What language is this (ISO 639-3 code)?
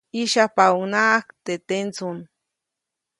zoc